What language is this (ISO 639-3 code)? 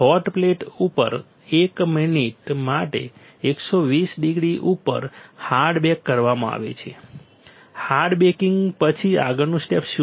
guj